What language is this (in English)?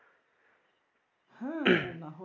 Bangla